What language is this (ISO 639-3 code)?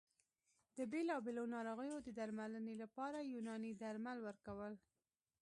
pus